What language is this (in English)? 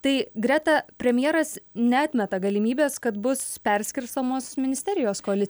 Lithuanian